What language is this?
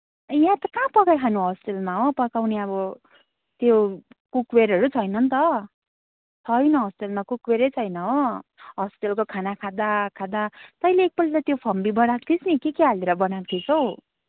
Nepali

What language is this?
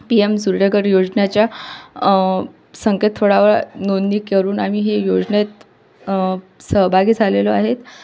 Marathi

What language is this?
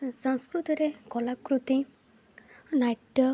Odia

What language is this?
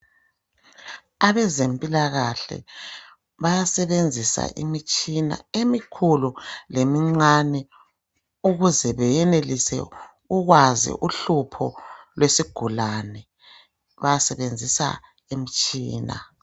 North Ndebele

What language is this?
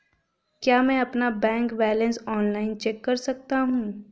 Hindi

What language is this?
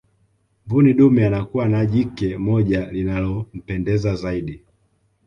Swahili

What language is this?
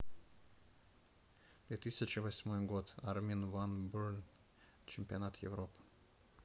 Russian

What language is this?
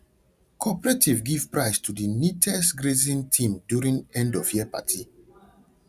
Nigerian Pidgin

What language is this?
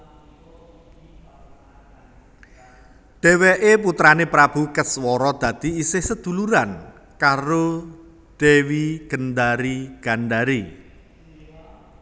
Javanese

